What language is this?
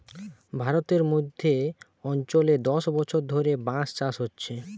Bangla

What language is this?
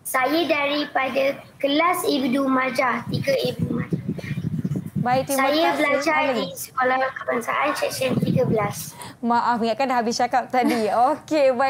Malay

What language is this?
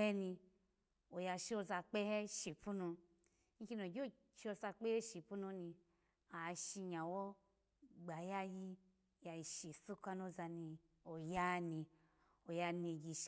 Alago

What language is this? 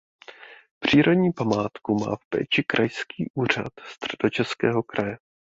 Czech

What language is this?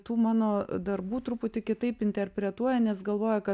Lithuanian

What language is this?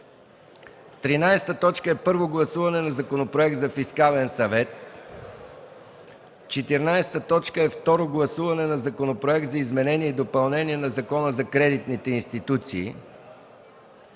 Bulgarian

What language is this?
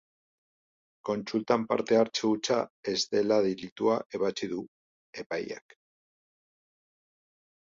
Basque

